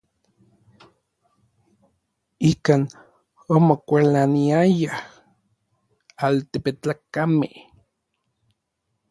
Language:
Orizaba Nahuatl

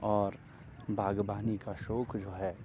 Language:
Urdu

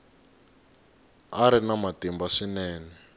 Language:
Tsonga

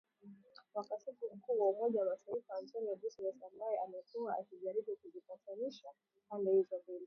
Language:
Swahili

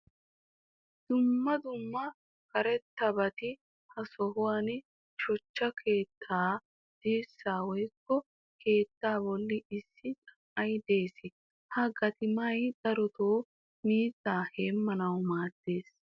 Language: Wolaytta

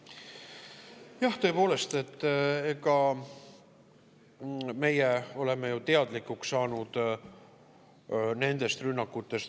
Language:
Estonian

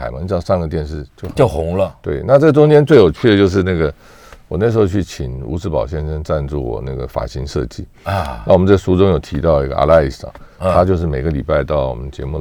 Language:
Chinese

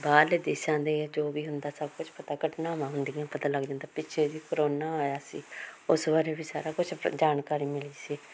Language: Punjabi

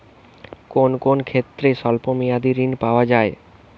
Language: Bangla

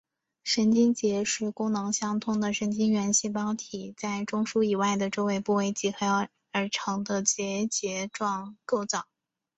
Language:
Chinese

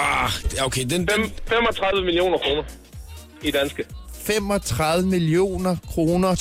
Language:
Danish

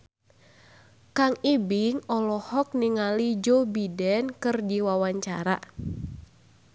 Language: Sundanese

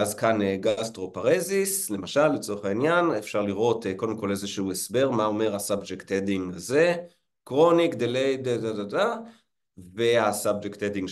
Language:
Hebrew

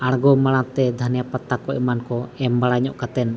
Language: Santali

